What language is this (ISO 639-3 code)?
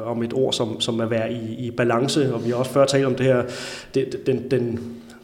dan